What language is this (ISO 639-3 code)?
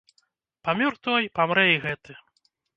bel